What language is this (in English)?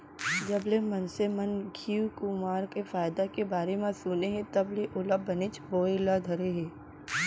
Chhattisgarhi